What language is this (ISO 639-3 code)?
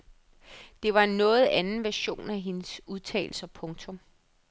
dan